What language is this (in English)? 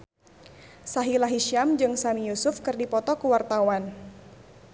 Sundanese